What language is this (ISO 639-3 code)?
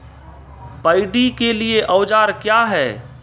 mai